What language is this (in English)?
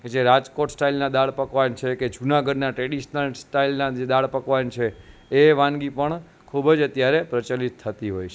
Gujarati